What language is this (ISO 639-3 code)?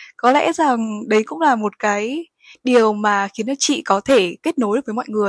vie